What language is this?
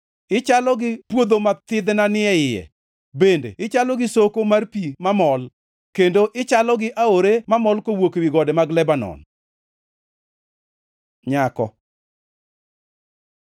Luo (Kenya and Tanzania)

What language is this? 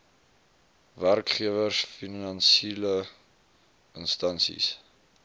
Afrikaans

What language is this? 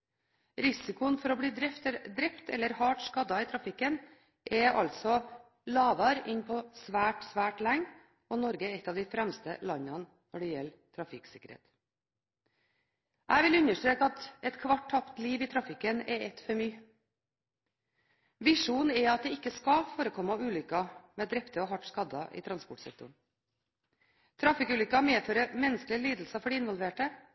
Norwegian Bokmål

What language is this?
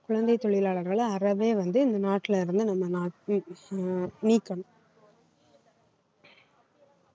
Tamil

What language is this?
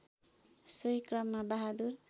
Nepali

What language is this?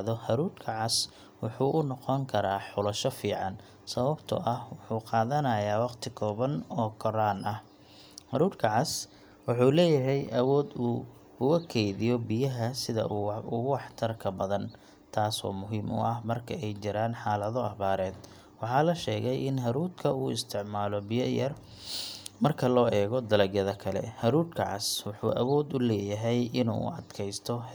Somali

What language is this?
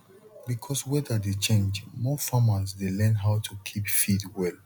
Nigerian Pidgin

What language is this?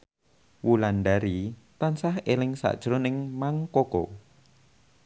Javanese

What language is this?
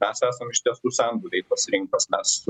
Lithuanian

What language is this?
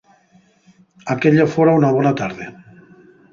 Asturian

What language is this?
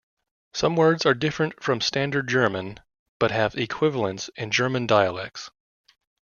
English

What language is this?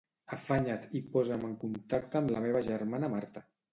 Catalan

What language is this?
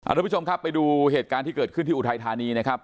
Thai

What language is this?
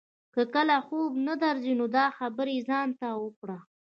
Pashto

